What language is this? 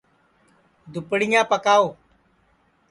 Sansi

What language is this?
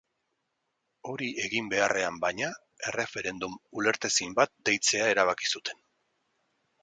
Basque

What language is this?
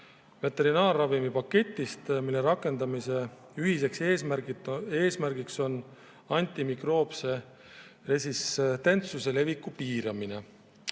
Estonian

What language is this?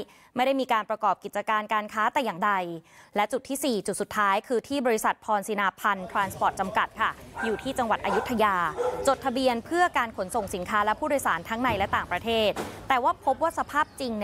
Thai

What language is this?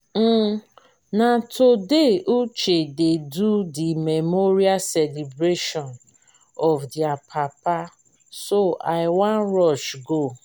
Nigerian Pidgin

